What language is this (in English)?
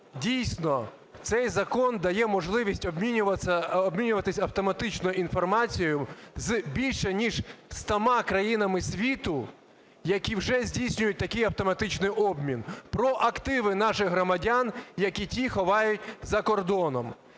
Ukrainian